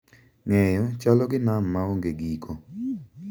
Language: Luo (Kenya and Tanzania)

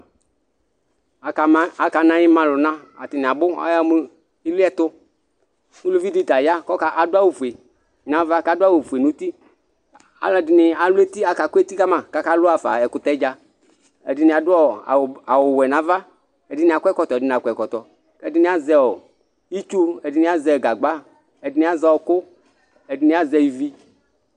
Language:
Ikposo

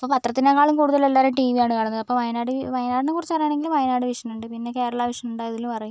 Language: Malayalam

